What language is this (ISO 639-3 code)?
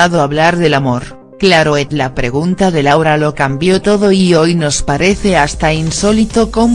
spa